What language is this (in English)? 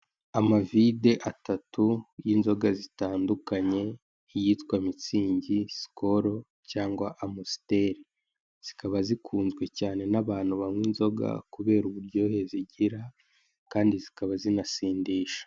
Kinyarwanda